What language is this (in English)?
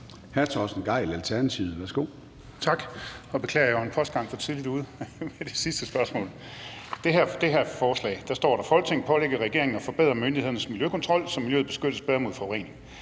Danish